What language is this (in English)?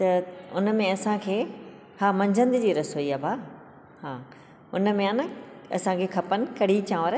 Sindhi